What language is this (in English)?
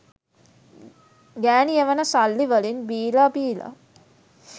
Sinhala